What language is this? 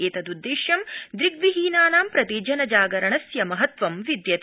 Sanskrit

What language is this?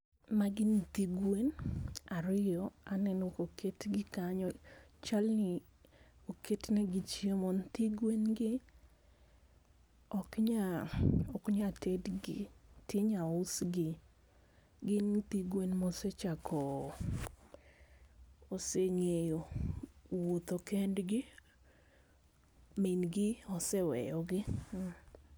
Luo (Kenya and Tanzania)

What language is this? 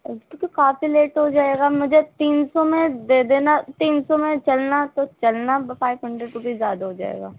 Urdu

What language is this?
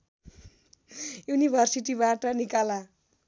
Nepali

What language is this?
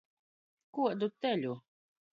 Latgalian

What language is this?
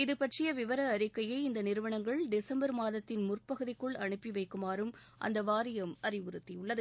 Tamil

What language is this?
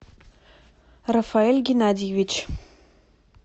Russian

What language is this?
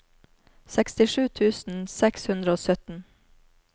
Norwegian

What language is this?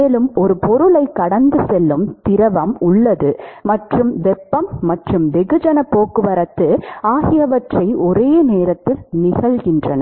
Tamil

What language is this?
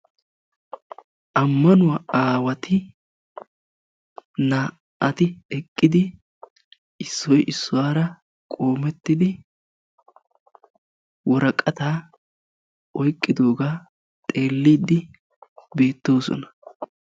Wolaytta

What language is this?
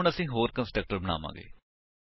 Punjabi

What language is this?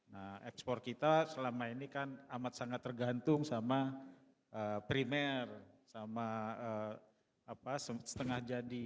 Indonesian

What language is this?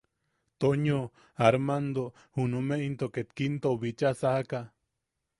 Yaqui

